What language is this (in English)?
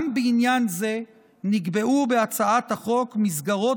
Hebrew